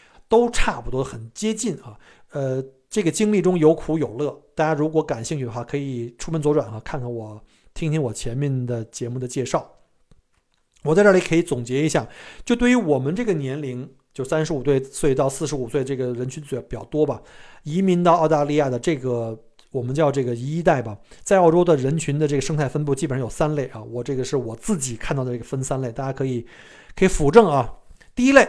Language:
Chinese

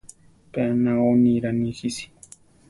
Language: Central Tarahumara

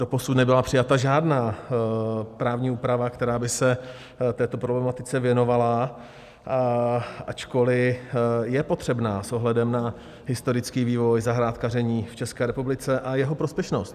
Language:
Czech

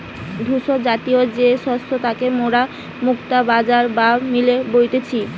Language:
Bangla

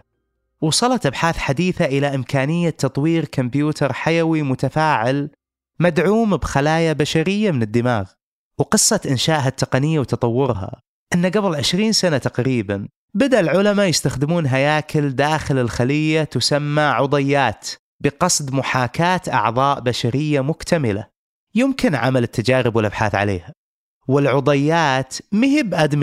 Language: Arabic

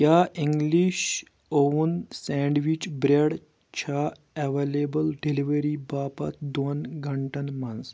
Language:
Kashmiri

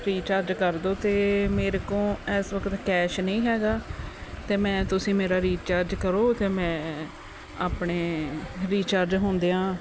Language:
Punjabi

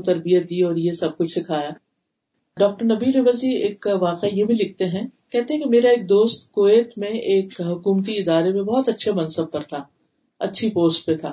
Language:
Urdu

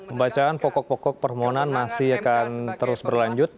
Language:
Indonesian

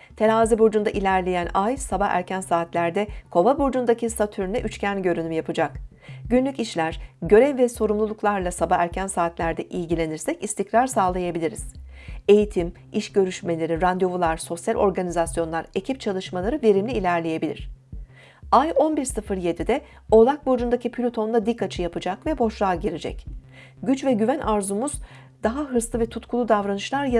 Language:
Turkish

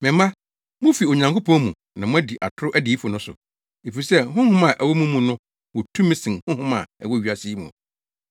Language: Akan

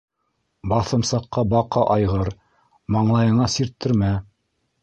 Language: Bashkir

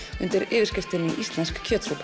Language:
Icelandic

